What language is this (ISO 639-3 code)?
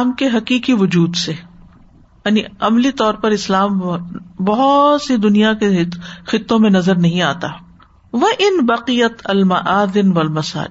urd